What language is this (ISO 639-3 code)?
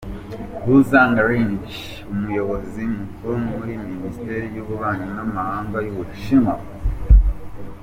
kin